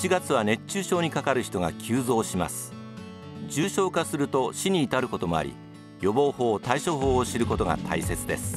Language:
Japanese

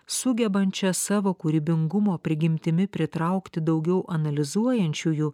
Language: Lithuanian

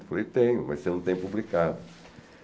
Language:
Portuguese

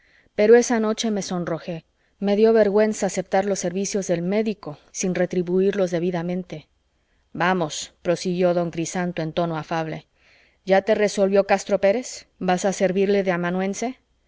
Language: Spanish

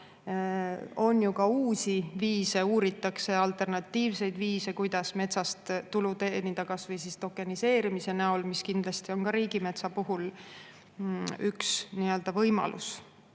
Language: Estonian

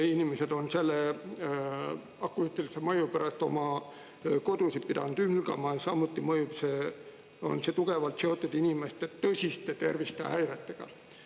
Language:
Estonian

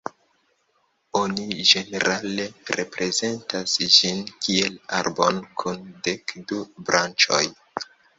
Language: Esperanto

